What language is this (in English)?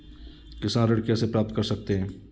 Hindi